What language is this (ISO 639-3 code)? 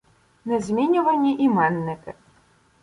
ukr